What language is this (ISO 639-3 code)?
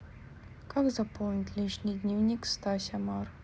rus